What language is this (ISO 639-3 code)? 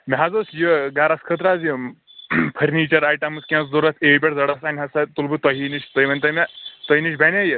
kas